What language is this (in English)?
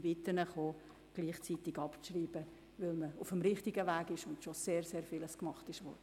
Swiss German